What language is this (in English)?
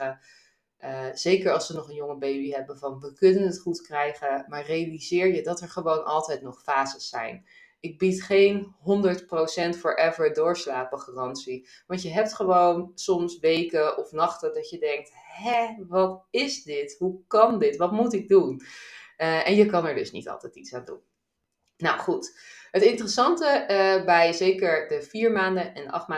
Dutch